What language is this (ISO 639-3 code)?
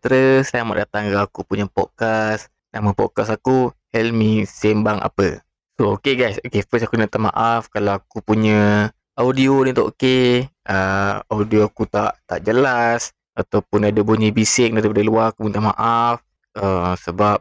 msa